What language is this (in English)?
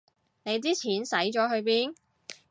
Cantonese